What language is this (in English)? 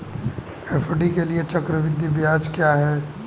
Hindi